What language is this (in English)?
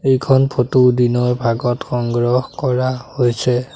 Assamese